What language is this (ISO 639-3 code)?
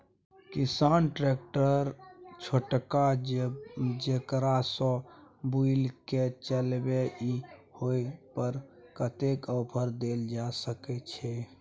mai